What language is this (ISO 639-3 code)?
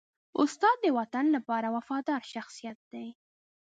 pus